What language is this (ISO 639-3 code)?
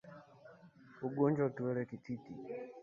swa